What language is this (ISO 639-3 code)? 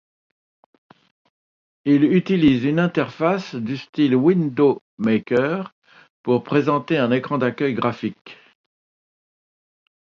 fra